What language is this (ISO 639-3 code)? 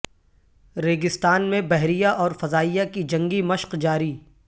urd